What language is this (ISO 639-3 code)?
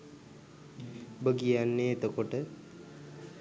sin